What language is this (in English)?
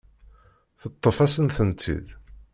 Kabyle